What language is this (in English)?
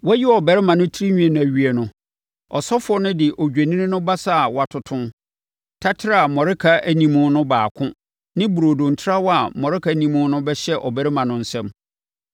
Akan